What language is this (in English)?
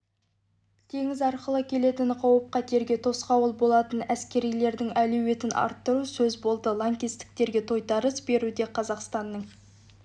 Kazakh